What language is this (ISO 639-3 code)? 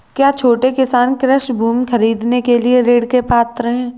hin